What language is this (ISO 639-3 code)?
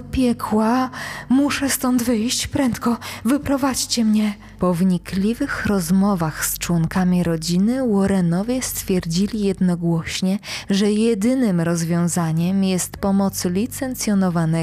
pol